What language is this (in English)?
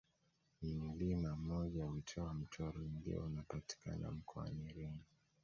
Swahili